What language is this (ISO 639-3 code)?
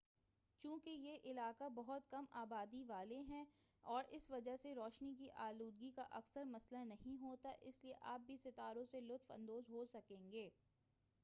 urd